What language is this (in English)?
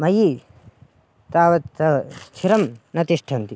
Sanskrit